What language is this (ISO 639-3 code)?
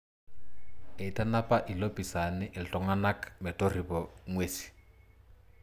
mas